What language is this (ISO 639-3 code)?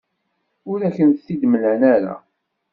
kab